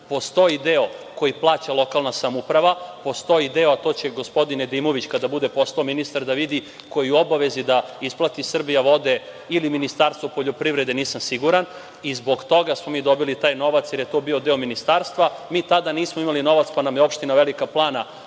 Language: Serbian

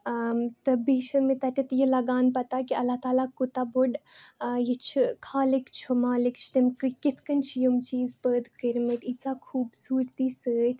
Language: Kashmiri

